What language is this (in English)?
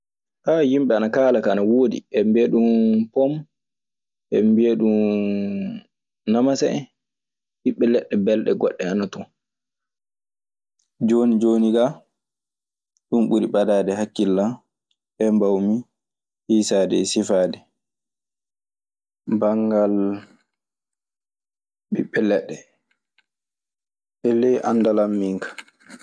Maasina Fulfulde